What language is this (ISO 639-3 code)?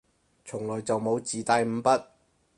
yue